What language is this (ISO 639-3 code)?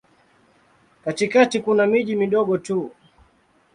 swa